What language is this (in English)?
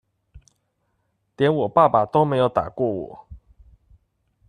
Chinese